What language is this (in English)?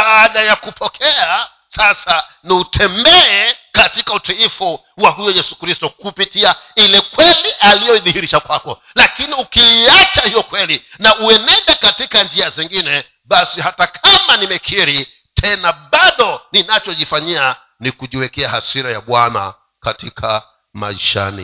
Swahili